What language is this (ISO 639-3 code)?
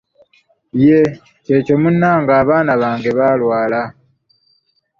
lug